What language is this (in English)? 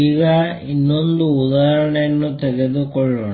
Kannada